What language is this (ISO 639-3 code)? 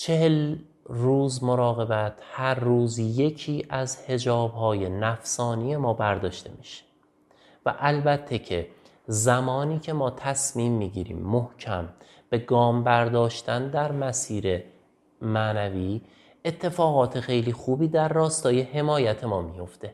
fas